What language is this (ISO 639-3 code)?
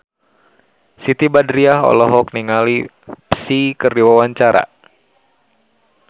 sun